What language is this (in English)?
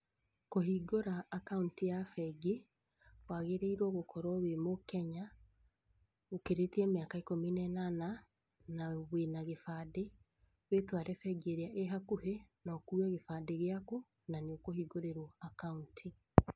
Kikuyu